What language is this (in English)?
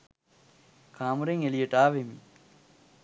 Sinhala